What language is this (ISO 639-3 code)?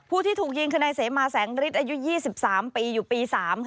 tha